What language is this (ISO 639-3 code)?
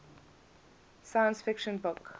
eng